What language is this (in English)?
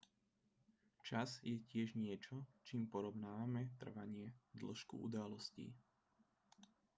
Slovak